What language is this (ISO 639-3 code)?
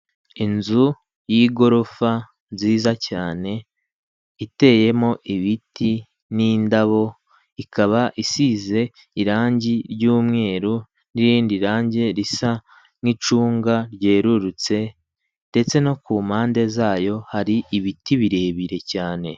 kin